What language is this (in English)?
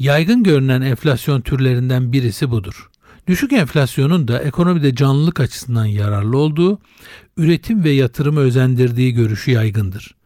Turkish